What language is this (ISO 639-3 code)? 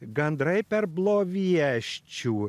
lit